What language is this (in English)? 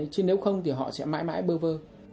Vietnamese